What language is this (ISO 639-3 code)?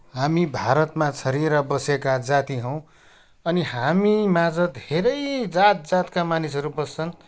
nep